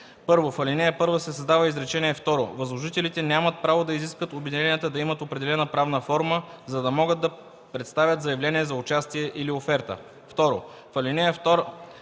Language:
Bulgarian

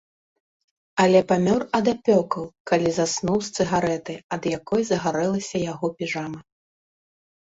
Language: Belarusian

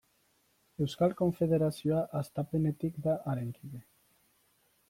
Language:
Basque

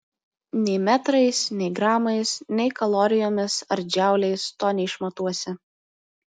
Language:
Lithuanian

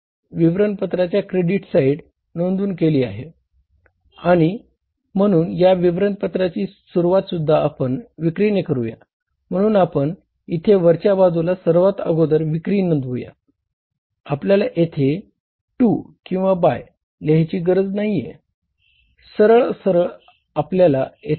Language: Marathi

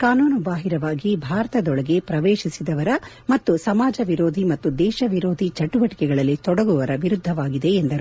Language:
Kannada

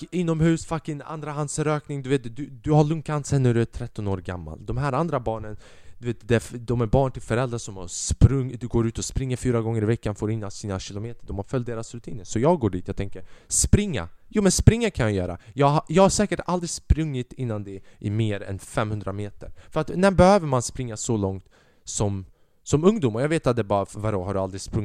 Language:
Swedish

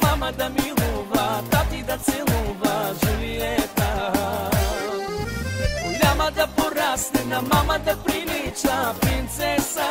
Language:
Bulgarian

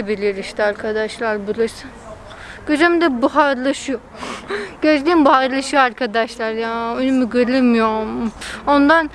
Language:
Turkish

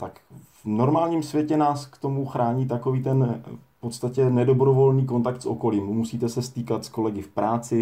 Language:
Czech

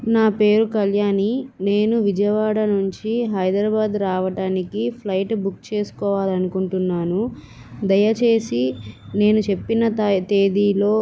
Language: Telugu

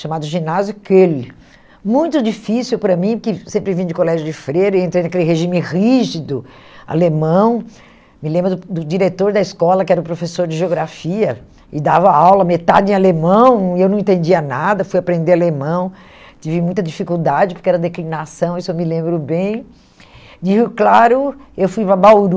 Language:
Portuguese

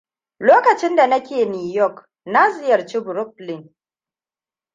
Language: Hausa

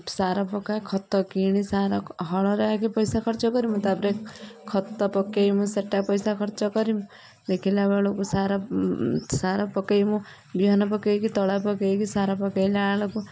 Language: Odia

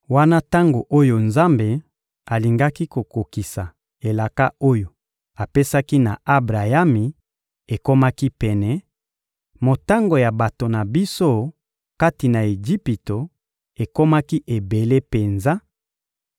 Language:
Lingala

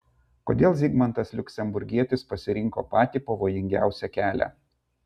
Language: Lithuanian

